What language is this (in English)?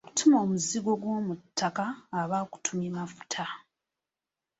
Ganda